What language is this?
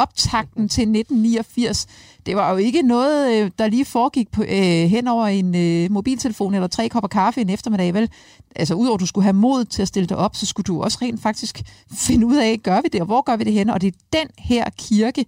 Danish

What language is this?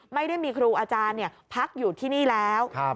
Thai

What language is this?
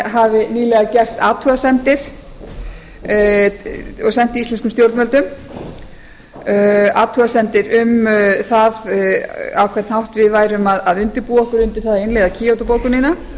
Icelandic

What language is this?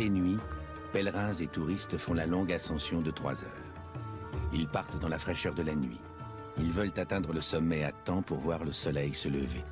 French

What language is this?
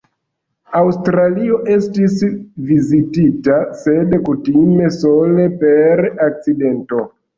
Esperanto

